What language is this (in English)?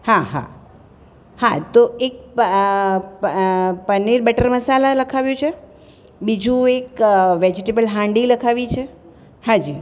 Gujarati